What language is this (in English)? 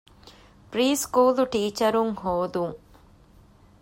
Divehi